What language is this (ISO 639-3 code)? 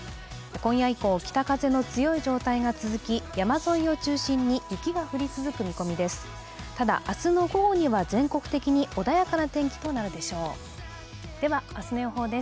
jpn